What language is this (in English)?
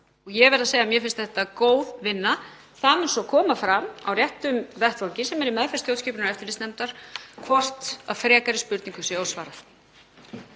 Icelandic